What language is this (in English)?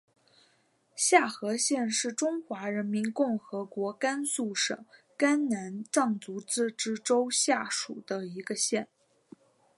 Chinese